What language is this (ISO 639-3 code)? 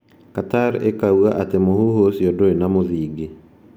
kik